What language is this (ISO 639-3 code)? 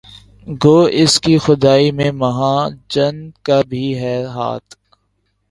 urd